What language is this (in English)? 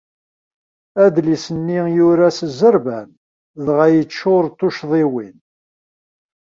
Kabyle